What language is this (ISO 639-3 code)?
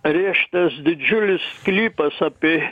lit